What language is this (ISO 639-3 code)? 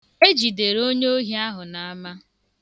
ibo